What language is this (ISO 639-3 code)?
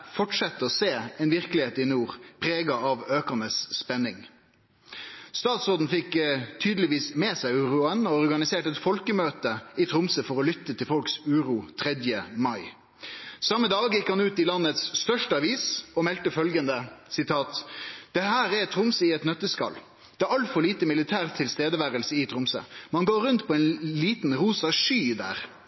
nno